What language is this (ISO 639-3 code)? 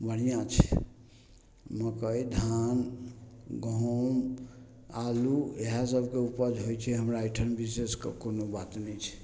mai